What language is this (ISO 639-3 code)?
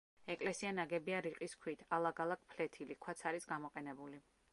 kat